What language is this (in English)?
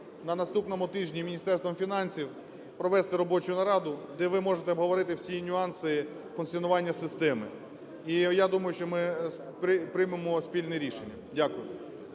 Ukrainian